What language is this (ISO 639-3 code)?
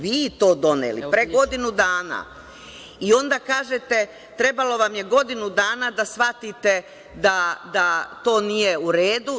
srp